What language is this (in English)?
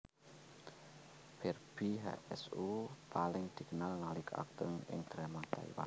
Javanese